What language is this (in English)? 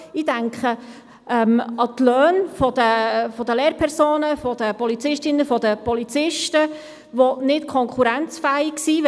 Swiss German